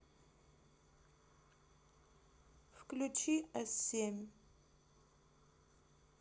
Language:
Russian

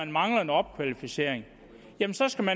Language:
Danish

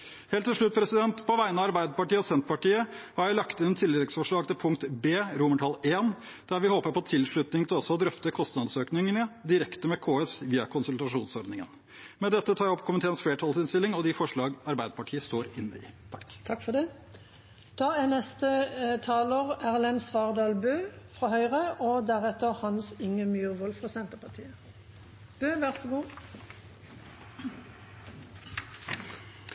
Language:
Norwegian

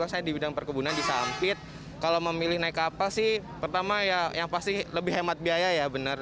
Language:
Indonesian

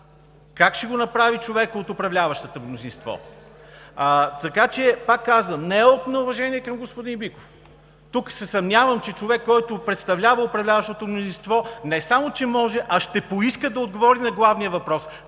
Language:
Bulgarian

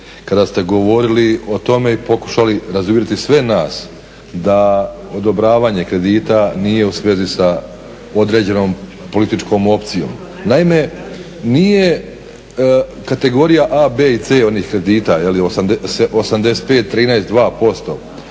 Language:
Croatian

